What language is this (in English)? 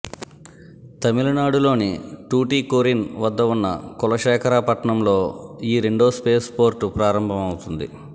Telugu